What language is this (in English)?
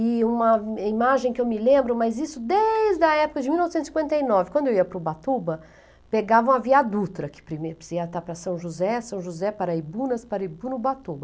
Portuguese